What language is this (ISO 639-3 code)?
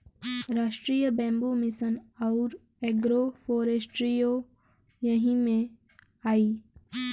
bho